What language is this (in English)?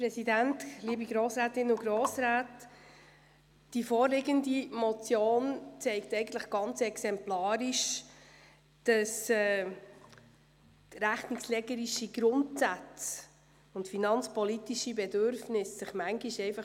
Swiss German